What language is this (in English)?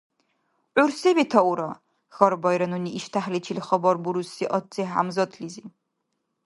Dargwa